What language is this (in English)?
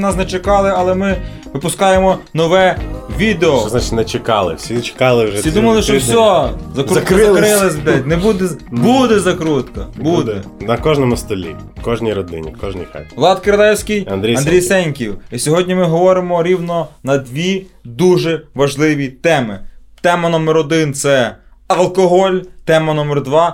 Ukrainian